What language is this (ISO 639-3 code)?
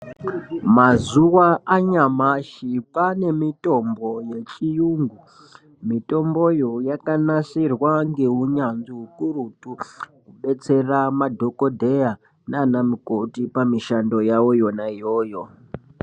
ndc